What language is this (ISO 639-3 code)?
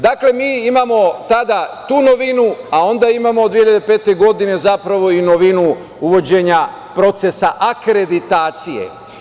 srp